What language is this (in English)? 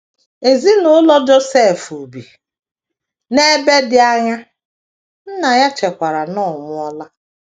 Igbo